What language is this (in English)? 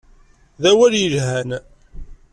Kabyle